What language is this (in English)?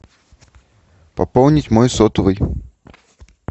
Russian